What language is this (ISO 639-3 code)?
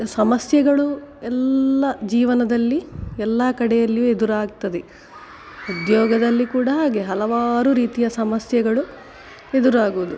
kan